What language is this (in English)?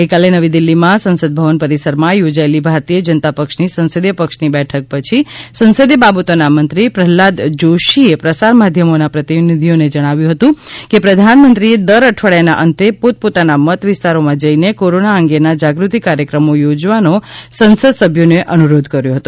Gujarati